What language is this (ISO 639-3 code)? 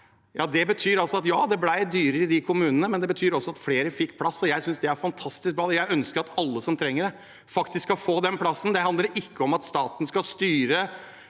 nor